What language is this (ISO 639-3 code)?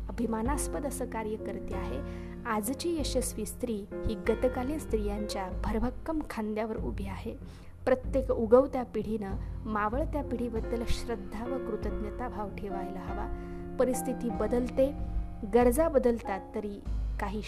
mar